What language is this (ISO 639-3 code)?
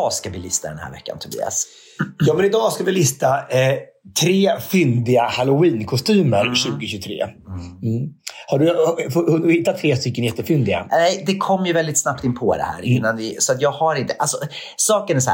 swe